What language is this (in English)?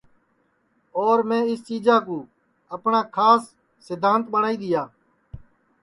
Sansi